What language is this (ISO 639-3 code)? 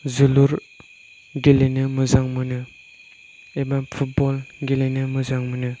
brx